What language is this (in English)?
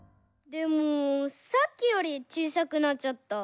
Japanese